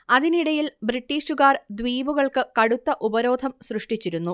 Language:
Malayalam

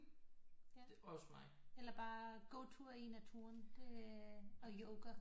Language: Danish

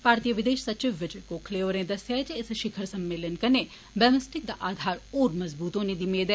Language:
Dogri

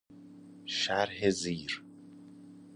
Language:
Persian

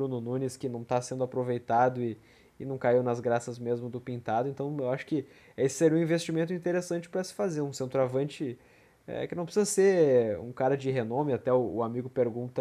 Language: Portuguese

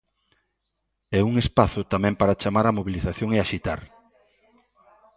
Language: Galician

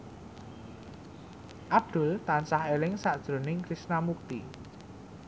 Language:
Javanese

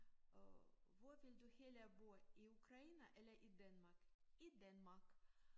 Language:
Danish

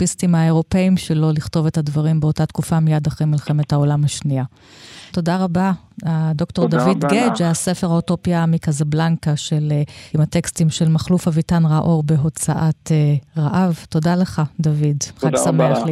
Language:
Hebrew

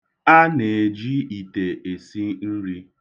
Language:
Igbo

